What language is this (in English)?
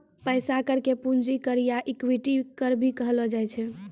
Maithili